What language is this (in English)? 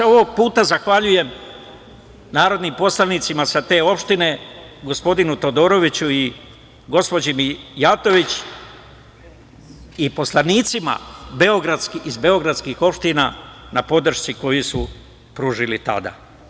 Serbian